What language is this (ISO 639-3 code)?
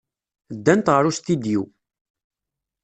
kab